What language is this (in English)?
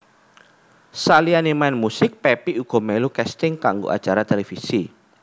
Javanese